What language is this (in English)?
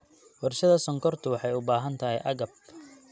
Somali